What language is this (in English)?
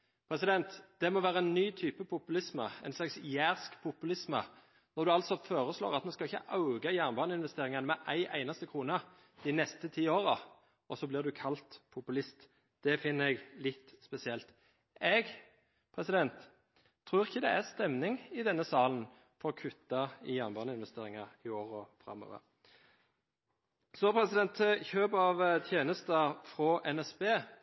Norwegian Bokmål